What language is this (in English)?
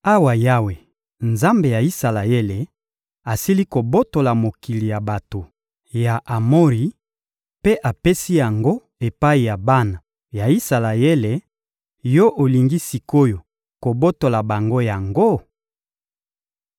Lingala